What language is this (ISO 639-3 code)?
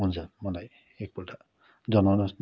nep